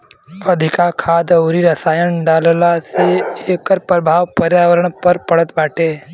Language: Bhojpuri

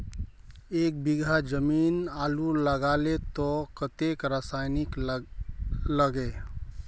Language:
Magahi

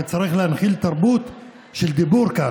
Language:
Hebrew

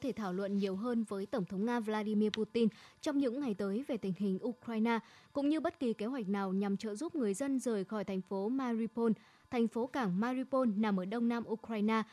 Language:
Vietnamese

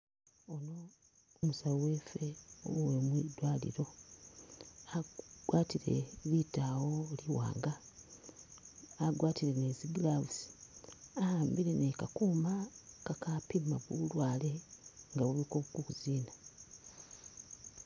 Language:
Masaaba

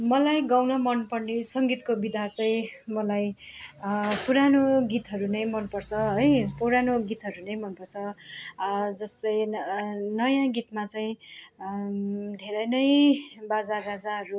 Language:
Nepali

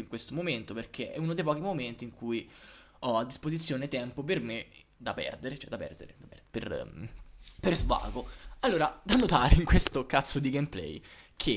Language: Italian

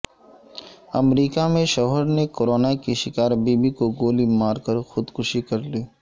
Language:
Urdu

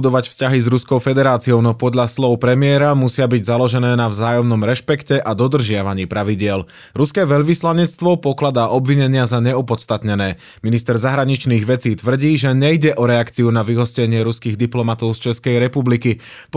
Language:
Slovak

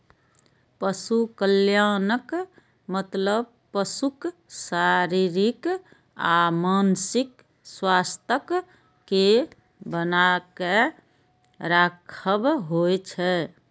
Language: Maithili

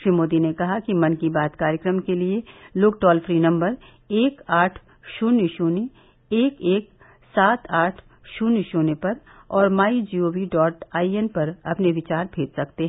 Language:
Hindi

